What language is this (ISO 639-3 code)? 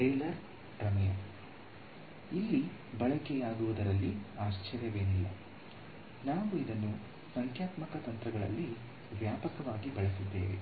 kan